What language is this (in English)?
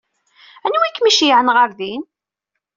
Kabyle